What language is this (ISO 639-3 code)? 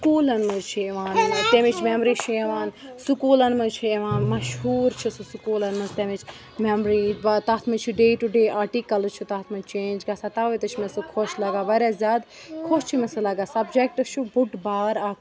kas